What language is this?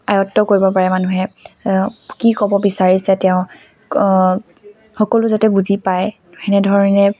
Assamese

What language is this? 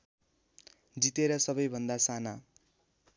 Nepali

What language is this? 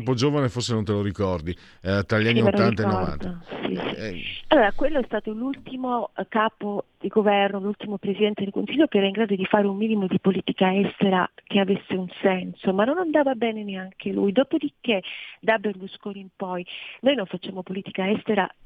Italian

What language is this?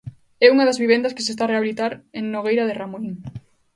Galician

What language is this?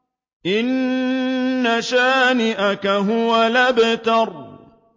Arabic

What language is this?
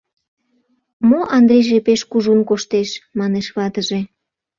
Mari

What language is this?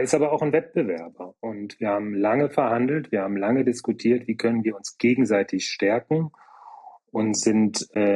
German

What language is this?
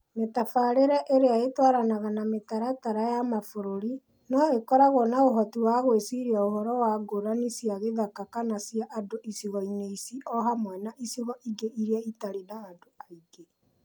Kikuyu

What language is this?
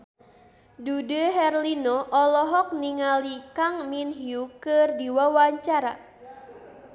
Sundanese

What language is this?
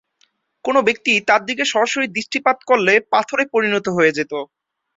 Bangla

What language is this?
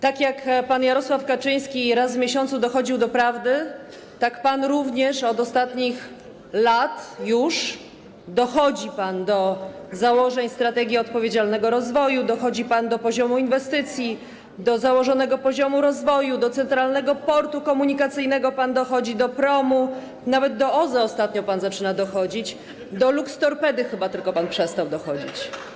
Polish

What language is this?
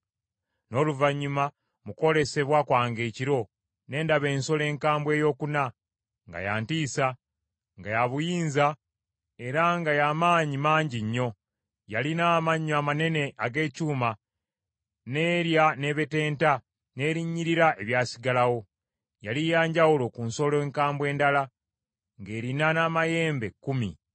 Ganda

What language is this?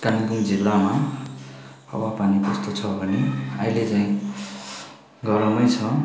Nepali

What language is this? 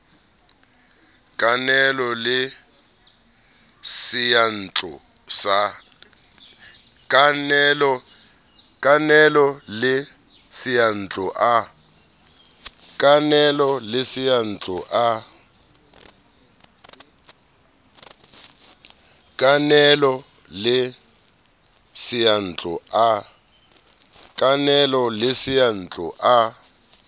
Southern Sotho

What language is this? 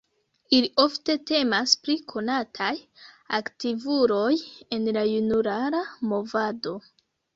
Esperanto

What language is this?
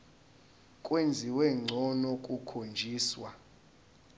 Zulu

